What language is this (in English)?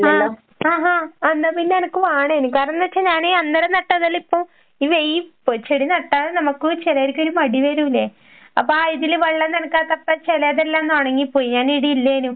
Malayalam